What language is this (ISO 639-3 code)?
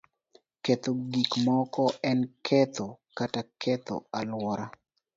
luo